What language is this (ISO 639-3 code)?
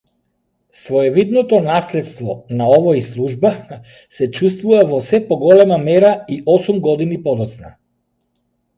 mkd